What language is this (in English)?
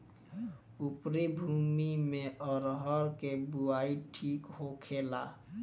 Bhojpuri